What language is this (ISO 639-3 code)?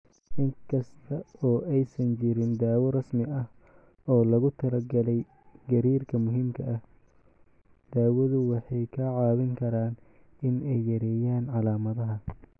som